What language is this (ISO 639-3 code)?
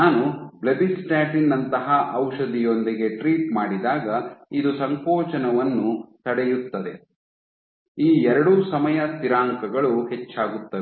kan